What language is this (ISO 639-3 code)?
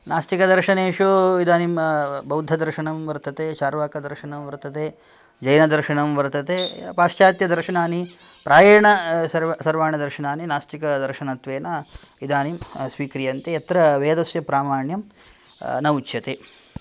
san